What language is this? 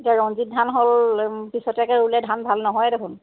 Assamese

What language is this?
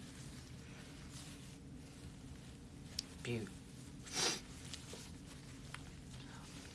Korean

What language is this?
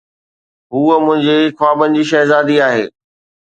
Sindhi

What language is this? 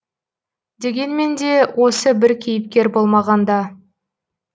Kazakh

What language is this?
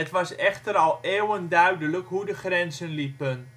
Dutch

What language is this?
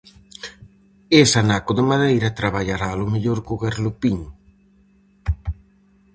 Galician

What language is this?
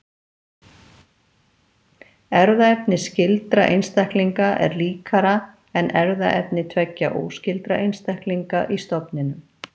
Icelandic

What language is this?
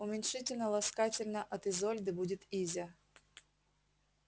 Russian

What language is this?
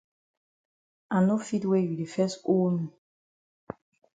Cameroon Pidgin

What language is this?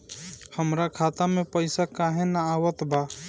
Bhojpuri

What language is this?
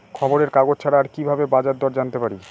Bangla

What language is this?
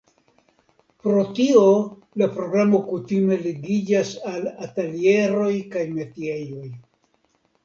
Esperanto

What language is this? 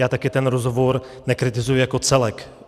Czech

